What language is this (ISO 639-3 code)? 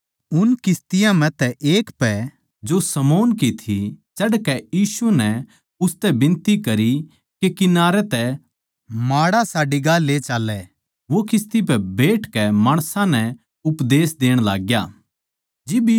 bgc